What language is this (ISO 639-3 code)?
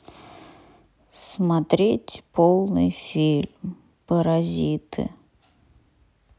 rus